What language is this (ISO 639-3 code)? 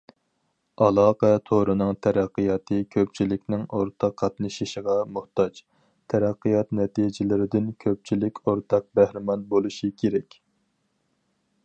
uig